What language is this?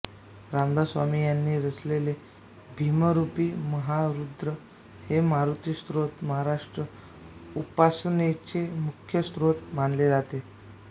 Marathi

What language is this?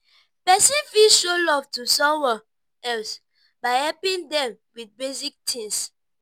Nigerian Pidgin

